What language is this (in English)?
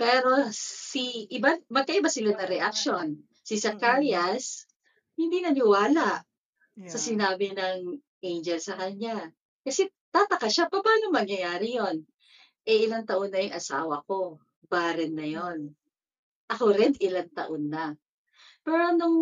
Filipino